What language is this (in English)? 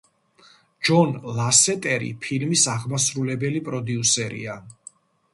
Georgian